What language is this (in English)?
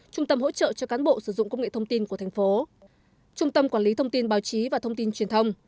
Vietnamese